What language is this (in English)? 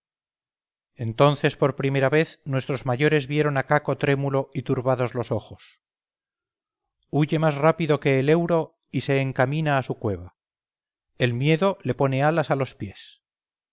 Spanish